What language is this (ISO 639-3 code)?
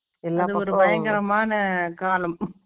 tam